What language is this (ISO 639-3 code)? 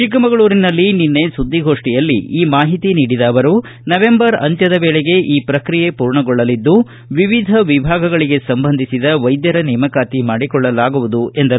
kan